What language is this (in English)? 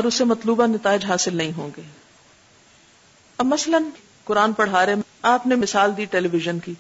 Urdu